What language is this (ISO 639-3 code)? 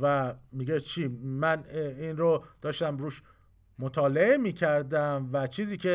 fas